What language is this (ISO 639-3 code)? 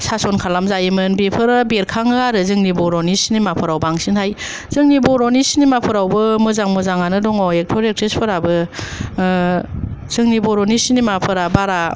brx